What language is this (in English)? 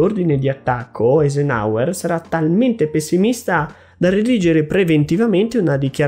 Italian